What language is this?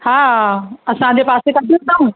Sindhi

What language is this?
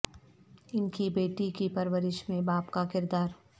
Urdu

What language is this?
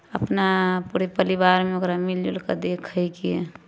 Maithili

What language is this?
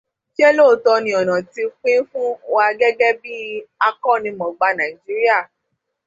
Yoruba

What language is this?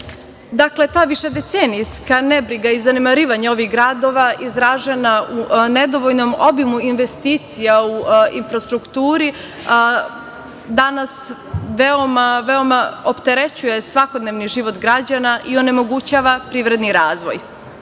Serbian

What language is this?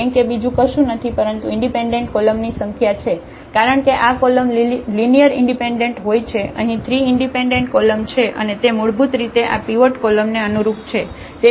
Gujarati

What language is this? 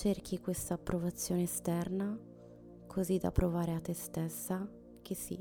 Italian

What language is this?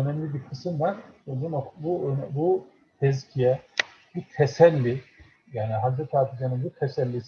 Turkish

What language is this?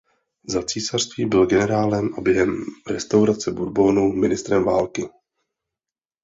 Czech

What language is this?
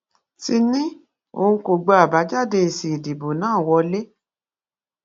Yoruba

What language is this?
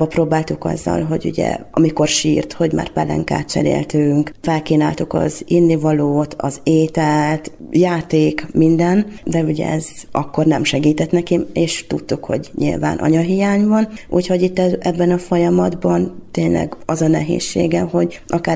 Hungarian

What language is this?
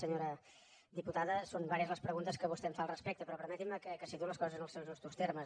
Catalan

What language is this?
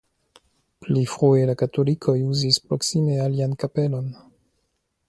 Esperanto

